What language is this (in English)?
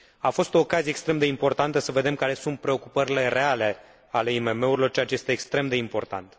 Romanian